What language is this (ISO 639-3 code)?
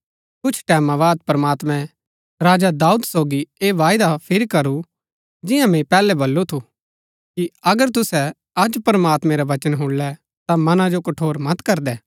gbk